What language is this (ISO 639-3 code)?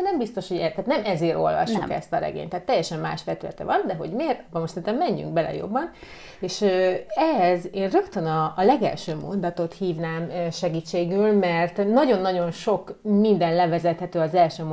hun